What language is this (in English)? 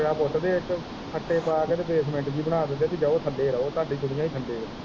Punjabi